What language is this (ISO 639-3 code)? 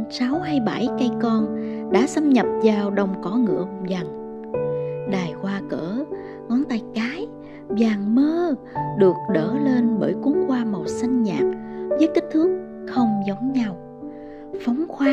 vie